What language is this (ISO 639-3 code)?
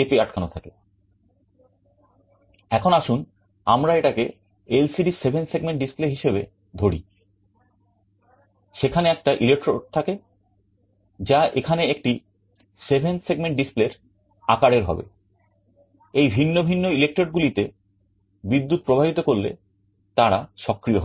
ben